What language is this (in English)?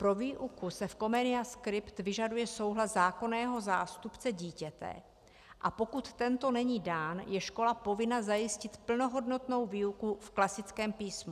Czech